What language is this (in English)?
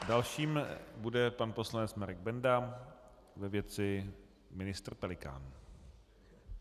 Czech